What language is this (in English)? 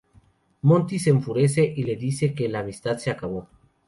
Spanish